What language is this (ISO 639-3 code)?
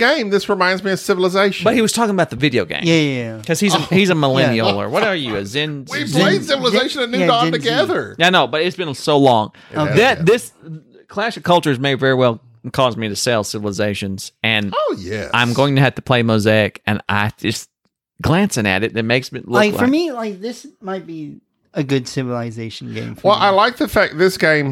eng